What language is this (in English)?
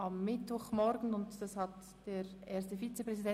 Swiss German